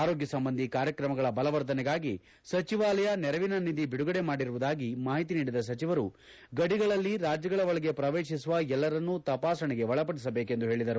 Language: Kannada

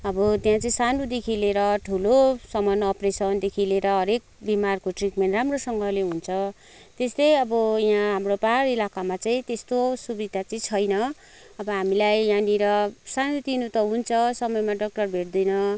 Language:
Nepali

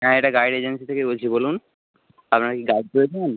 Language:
Bangla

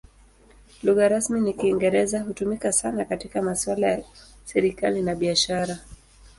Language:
Swahili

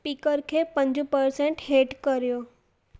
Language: Sindhi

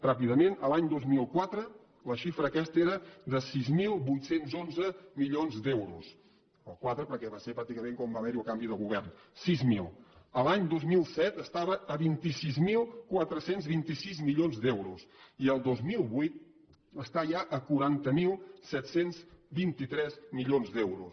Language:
Catalan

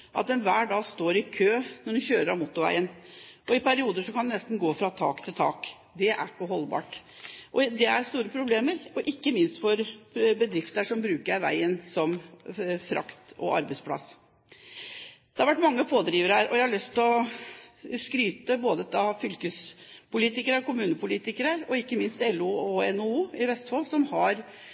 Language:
Norwegian Bokmål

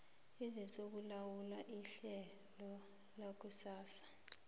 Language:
South Ndebele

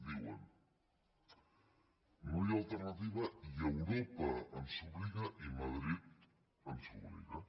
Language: Catalan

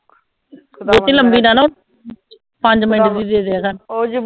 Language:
Punjabi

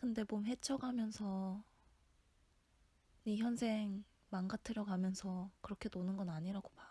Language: Korean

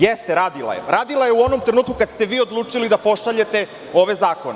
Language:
Serbian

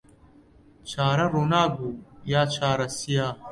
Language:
Central Kurdish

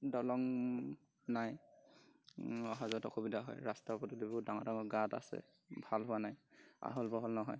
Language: Assamese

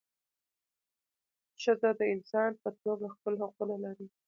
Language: Pashto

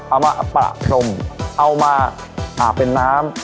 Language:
Thai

